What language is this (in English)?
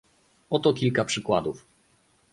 Polish